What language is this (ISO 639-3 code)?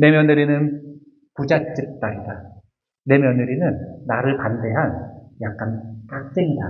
kor